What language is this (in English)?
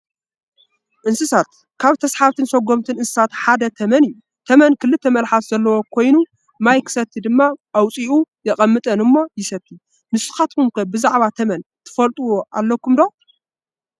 Tigrinya